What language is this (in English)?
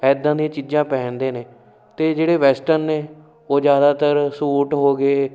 Punjabi